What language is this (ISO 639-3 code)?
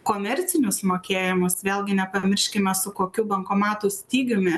lit